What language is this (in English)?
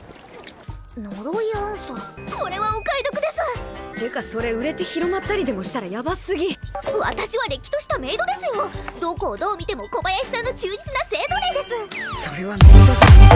Japanese